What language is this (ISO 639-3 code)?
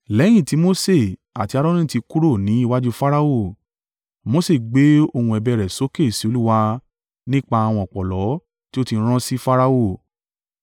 yor